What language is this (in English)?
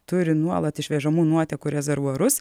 Lithuanian